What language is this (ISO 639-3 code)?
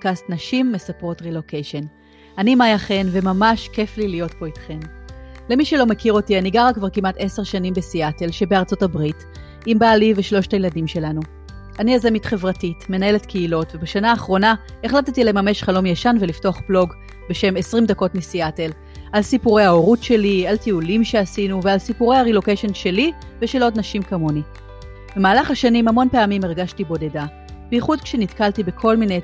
heb